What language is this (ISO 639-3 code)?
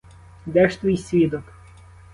ukr